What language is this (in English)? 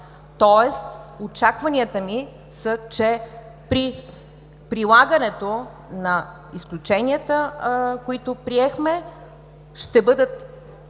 Bulgarian